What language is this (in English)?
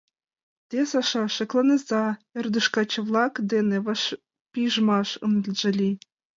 Mari